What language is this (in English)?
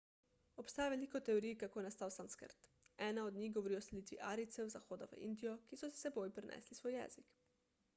Slovenian